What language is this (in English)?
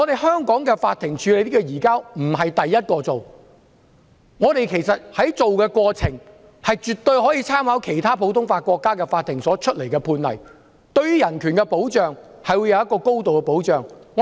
Cantonese